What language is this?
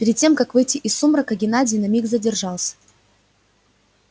Russian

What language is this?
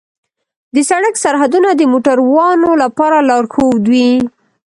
Pashto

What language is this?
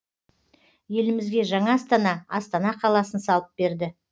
Kazakh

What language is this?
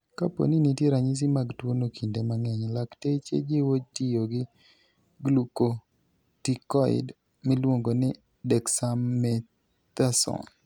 Luo (Kenya and Tanzania)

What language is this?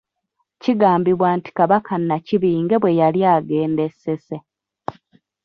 Ganda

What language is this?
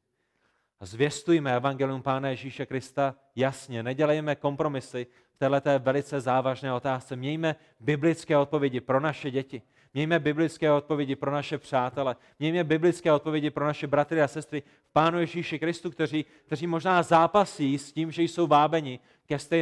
Czech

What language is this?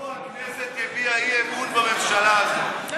Hebrew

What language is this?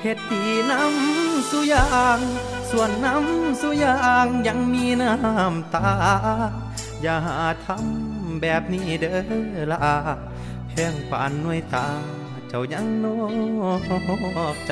Thai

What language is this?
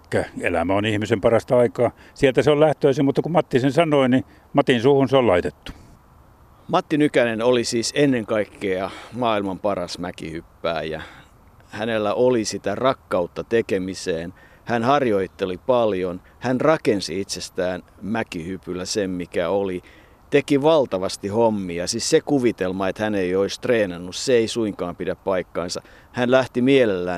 Finnish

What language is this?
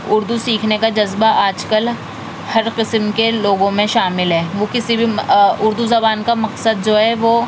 Urdu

